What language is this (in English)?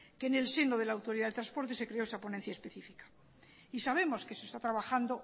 Spanish